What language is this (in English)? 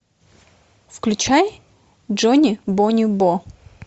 Russian